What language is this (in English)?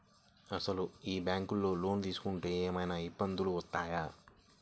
Telugu